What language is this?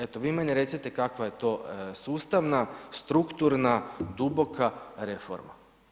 Croatian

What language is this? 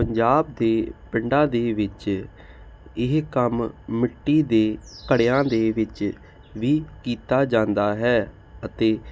Punjabi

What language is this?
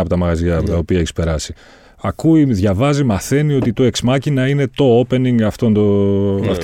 Greek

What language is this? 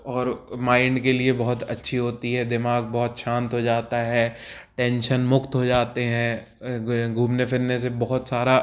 Hindi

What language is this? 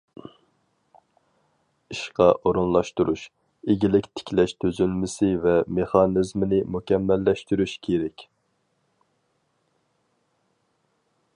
Uyghur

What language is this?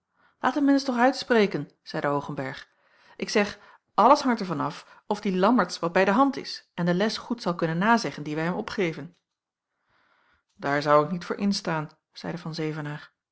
Dutch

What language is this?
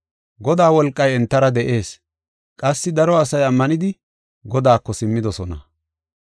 Gofa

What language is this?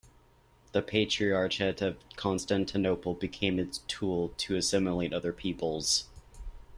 English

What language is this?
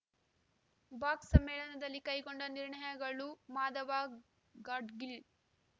Kannada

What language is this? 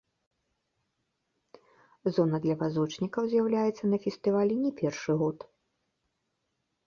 Belarusian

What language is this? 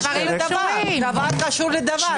Hebrew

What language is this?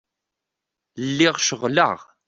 Kabyle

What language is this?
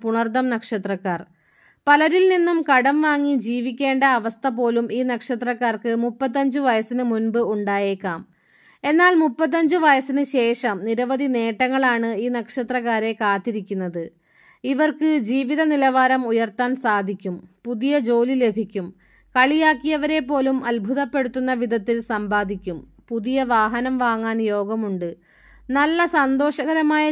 Malayalam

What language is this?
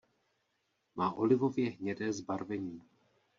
Czech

